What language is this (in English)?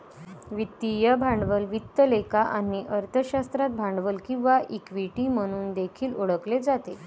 Marathi